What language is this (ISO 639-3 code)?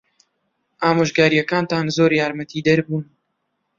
ckb